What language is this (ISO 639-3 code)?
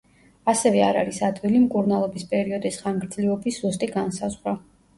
kat